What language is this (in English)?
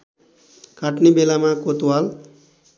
Nepali